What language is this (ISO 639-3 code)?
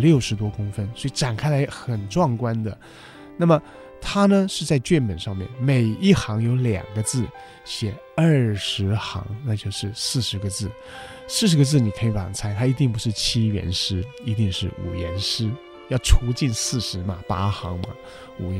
zho